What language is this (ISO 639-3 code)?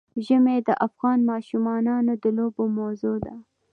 pus